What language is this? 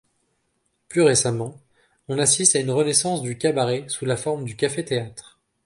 French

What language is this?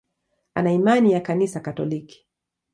Swahili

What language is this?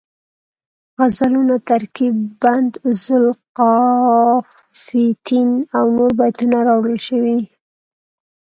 Pashto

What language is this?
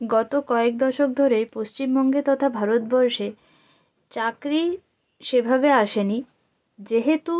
Bangla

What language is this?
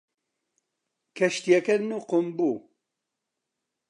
Central Kurdish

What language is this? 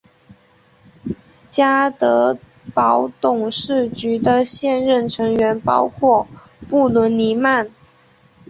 Chinese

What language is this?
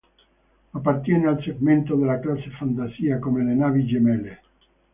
Italian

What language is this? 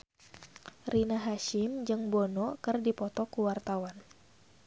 Sundanese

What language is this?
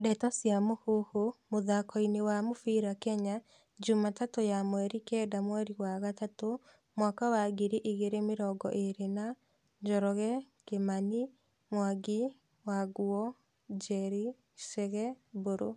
Kikuyu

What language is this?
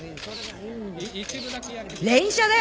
Japanese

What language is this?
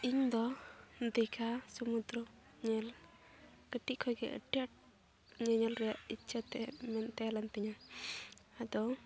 Santali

